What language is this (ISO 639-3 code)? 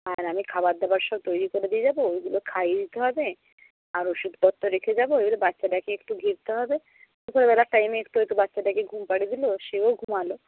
ben